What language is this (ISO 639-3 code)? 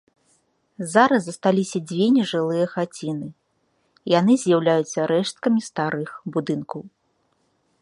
bel